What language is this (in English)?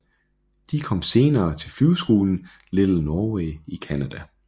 Danish